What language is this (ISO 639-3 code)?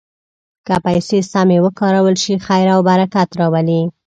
pus